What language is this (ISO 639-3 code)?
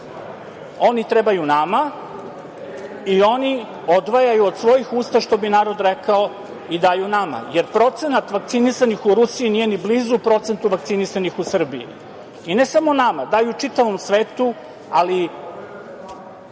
srp